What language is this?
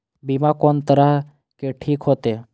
Maithili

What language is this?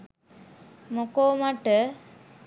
Sinhala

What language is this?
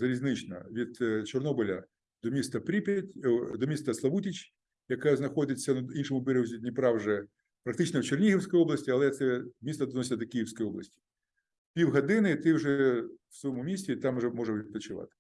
Ukrainian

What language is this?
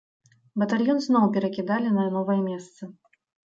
Belarusian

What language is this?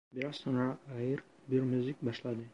Turkish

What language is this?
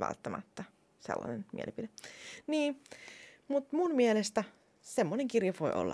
Finnish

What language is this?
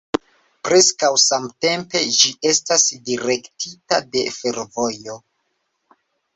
Esperanto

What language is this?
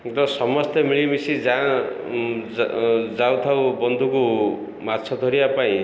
Odia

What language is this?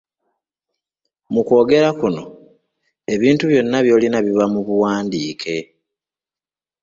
Ganda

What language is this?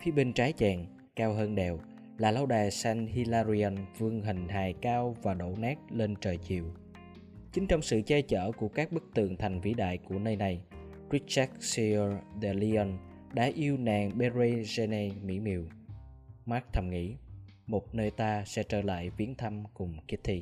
Vietnamese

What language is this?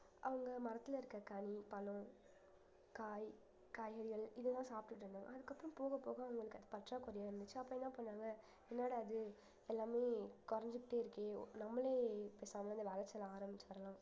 Tamil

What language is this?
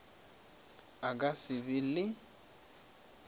Northern Sotho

